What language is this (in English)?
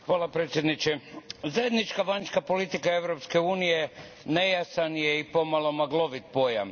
Croatian